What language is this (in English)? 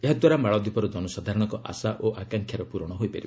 Odia